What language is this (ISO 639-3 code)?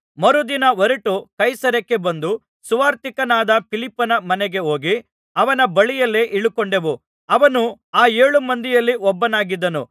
kan